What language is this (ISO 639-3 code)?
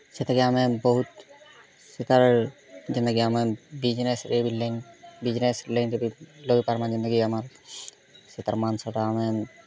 ori